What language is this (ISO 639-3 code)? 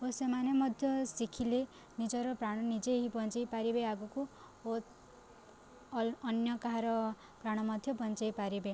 ori